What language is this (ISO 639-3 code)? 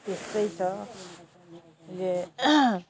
nep